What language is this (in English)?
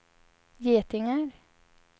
Swedish